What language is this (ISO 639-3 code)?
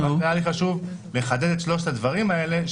heb